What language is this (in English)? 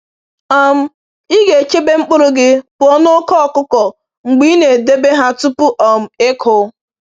Igbo